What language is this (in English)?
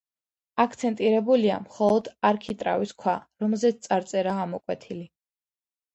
Georgian